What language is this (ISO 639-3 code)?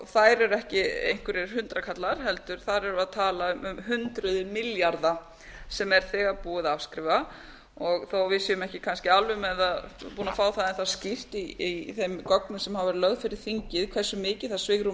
isl